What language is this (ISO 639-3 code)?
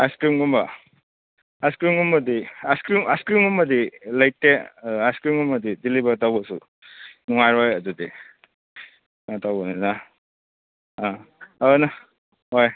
mni